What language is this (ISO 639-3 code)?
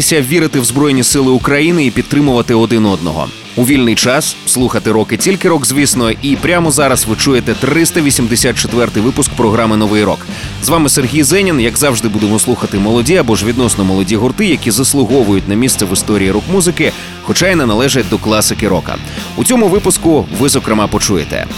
ukr